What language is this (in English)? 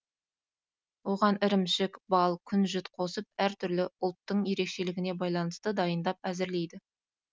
Kazakh